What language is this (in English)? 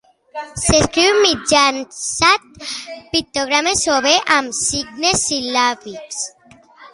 Catalan